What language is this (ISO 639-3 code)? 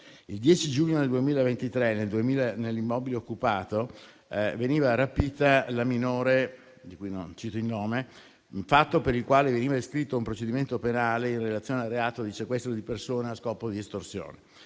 ita